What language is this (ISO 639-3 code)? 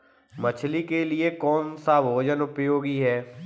hin